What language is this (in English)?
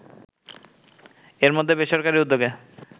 Bangla